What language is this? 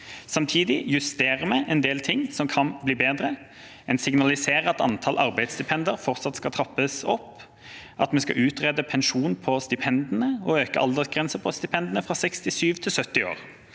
Norwegian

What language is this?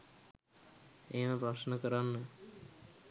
Sinhala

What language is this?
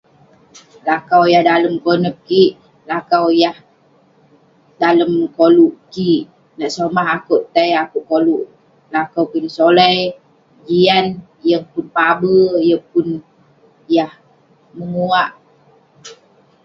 Western Penan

